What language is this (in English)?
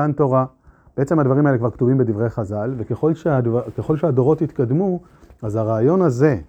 Hebrew